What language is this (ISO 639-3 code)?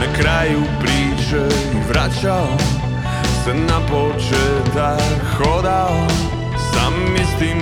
hrv